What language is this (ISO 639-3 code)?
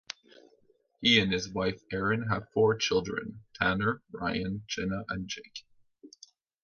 eng